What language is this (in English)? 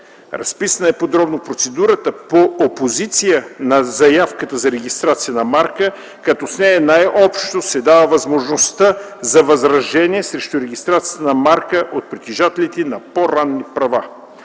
Bulgarian